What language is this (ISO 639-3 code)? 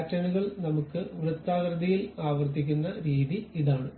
mal